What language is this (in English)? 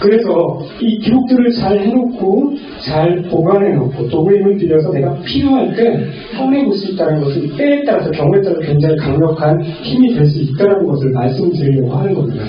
Korean